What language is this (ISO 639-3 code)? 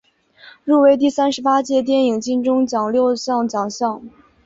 zho